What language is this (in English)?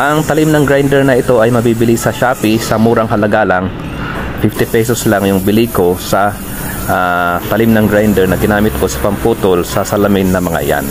Filipino